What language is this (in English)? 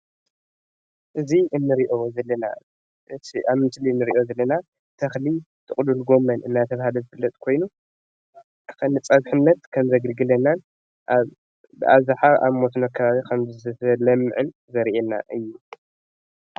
Tigrinya